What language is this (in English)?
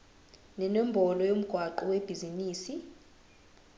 Zulu